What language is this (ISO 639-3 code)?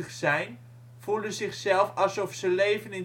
nld